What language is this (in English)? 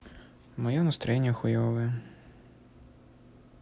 Russian